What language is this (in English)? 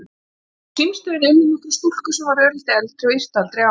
Icelandic